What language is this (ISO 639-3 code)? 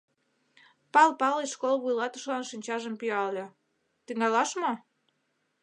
chm